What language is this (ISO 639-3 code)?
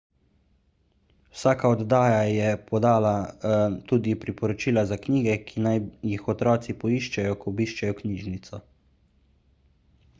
slv